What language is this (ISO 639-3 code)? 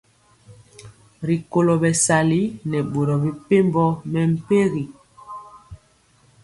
mcx